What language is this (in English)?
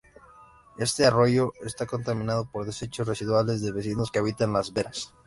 Spanish